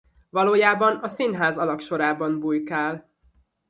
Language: Hungarian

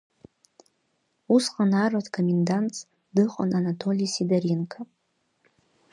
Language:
Abkhazian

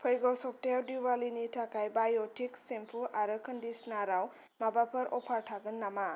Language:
Bodo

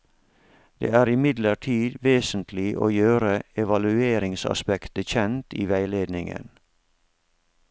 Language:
Norwegian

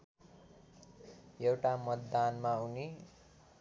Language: Nepali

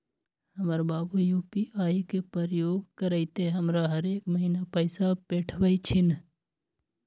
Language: Magahi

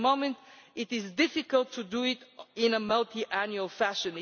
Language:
English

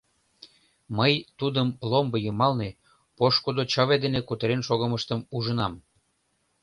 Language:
Mari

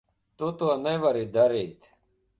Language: Latvian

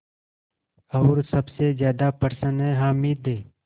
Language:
Hindi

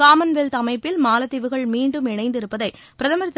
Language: Tamil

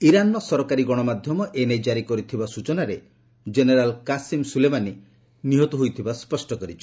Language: Odia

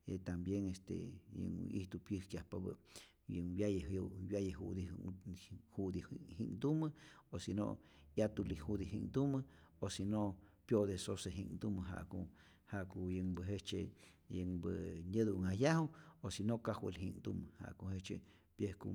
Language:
Rayón Zoque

